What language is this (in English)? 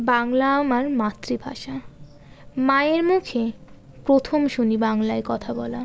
Bangla